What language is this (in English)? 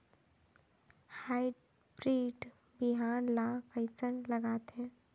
Chhattisgarhi